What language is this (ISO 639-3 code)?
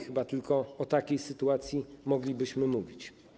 pol